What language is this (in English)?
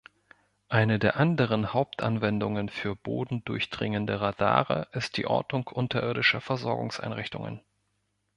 German